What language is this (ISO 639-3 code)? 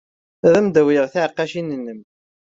kab